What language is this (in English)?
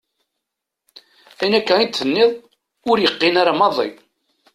Kabyle